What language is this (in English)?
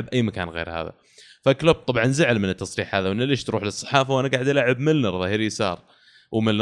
Arabic